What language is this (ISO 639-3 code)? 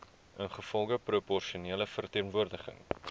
afr